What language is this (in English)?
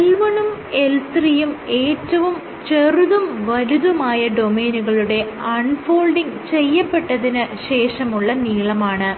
Malayalam